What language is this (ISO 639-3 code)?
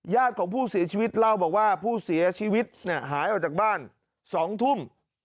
tha